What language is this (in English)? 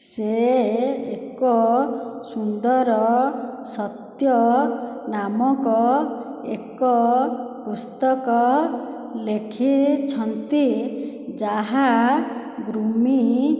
Odia